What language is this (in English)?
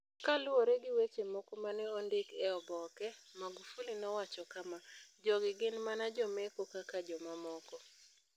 Luo (Kenya and Tanzania)